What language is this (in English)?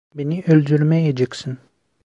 Turkish